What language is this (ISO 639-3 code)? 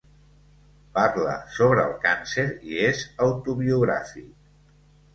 cat